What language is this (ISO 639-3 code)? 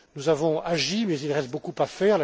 fra